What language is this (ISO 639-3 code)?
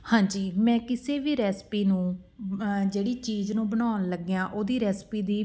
pan